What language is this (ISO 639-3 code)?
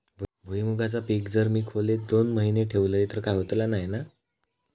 mar